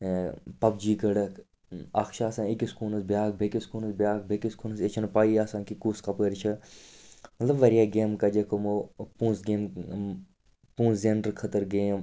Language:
Kashmiri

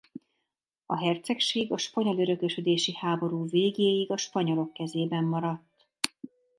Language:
Hungarian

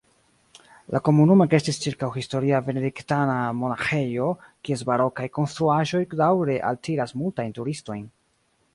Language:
Esperanto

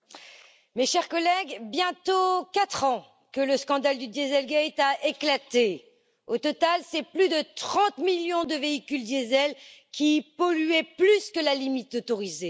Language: French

